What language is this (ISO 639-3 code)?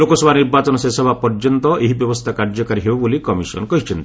ori